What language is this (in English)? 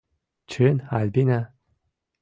Mari